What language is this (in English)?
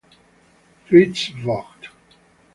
Italian